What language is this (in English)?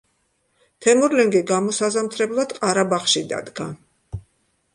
Georgian